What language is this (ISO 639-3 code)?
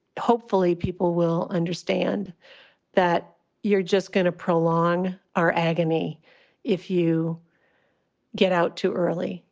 eng